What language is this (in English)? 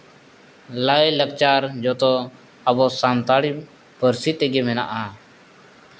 Santali